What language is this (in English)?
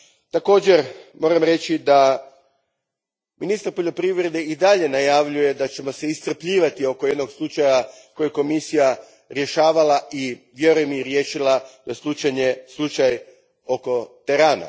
Croatian